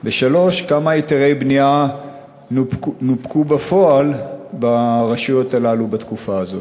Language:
Hebrew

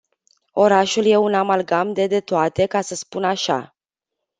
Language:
Romanian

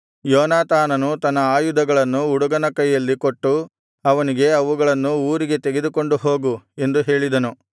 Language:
Kannada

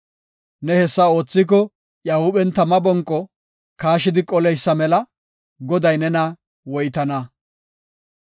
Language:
Gofa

